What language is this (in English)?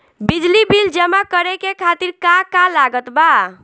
Bhojpuri